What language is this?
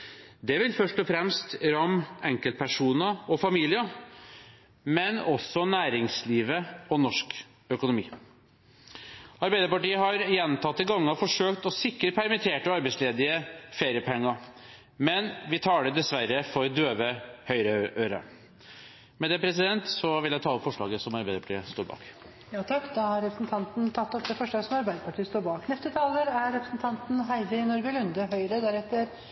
Norwegian Bokmål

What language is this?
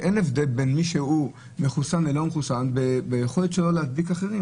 Hebrew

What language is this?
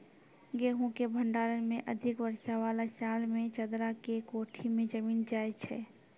Maithili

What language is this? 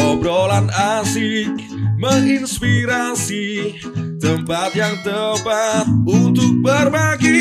Indonesian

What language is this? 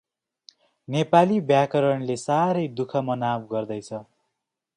Nepali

